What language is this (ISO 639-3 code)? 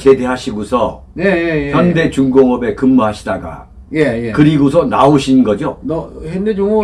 kor